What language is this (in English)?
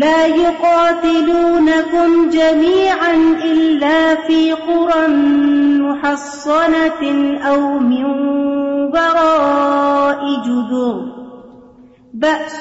Urdu